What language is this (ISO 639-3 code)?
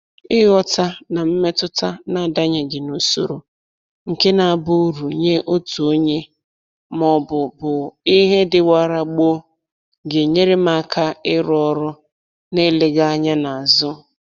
ibo